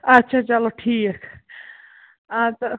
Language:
Kashmiri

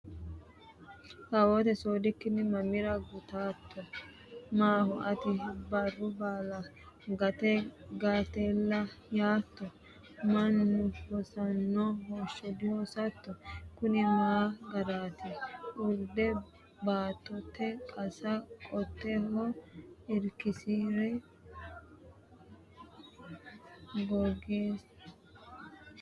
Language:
Sidamo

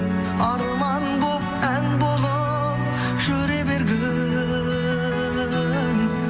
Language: Kazakh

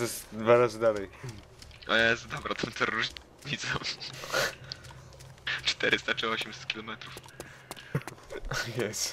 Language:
Polish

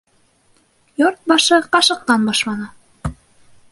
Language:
Bashkir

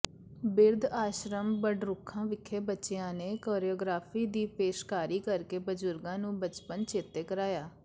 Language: Punjabi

